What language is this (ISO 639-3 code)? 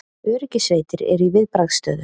isl